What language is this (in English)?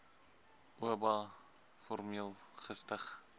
Afrikaans